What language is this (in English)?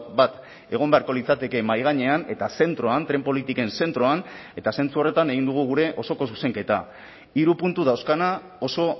Basque